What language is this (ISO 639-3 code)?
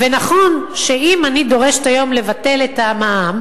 heb